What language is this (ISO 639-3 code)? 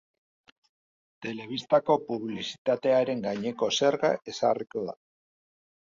eus